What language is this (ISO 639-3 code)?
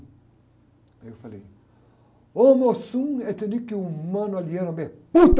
por